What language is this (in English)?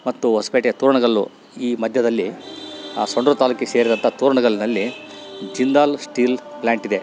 Kannada